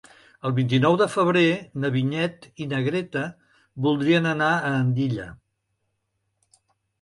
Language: Catalan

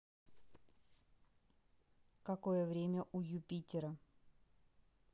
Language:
Russian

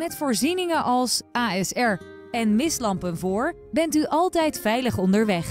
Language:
Dutch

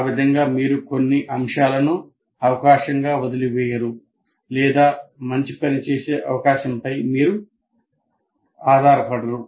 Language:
Telugu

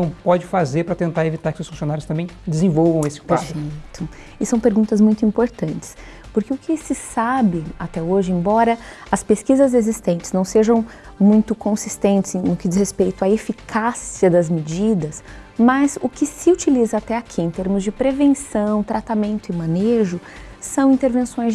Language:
Portuguese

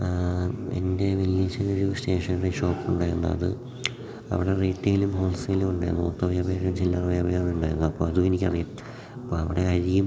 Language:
Malayalam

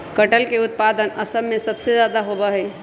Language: Magahi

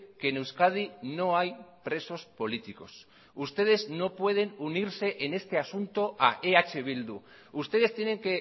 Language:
Spanish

